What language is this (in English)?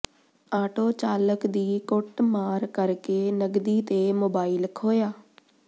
Punjabi